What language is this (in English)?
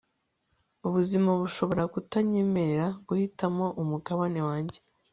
Kinyarwanda